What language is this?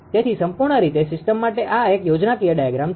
Gujarati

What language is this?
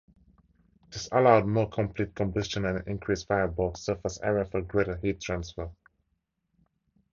English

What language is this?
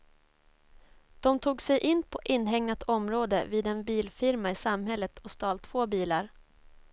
Swedish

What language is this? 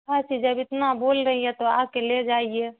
Urdu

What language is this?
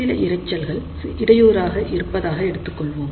Tamil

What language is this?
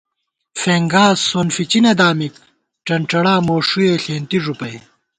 Gawar-Bati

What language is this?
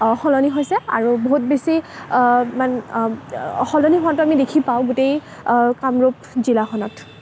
Assamese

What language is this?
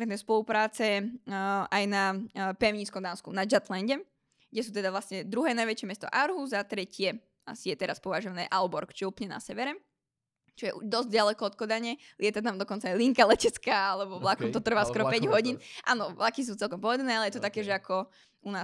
Slovak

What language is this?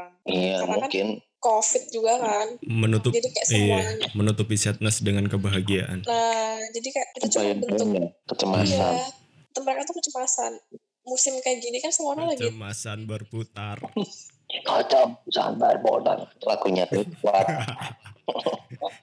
Indonesian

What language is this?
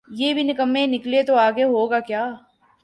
Urdu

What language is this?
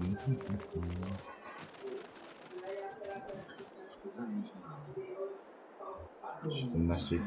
Polish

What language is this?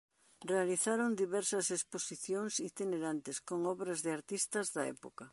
Galician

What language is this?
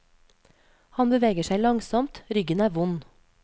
Norwegian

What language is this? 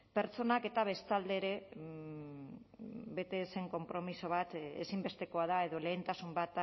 Basque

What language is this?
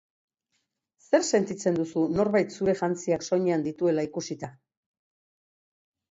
Basque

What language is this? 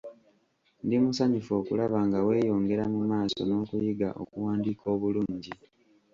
Ganda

